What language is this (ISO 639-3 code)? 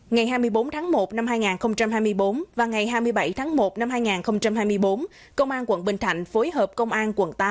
vie